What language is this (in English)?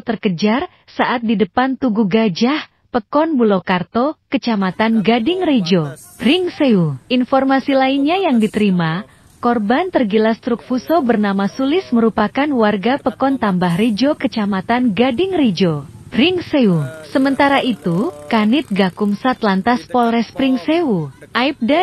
Indonesian